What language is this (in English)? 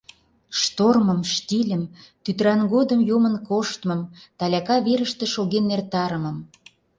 Mari